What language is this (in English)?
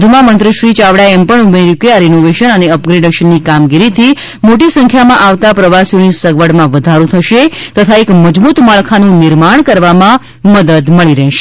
Gujarati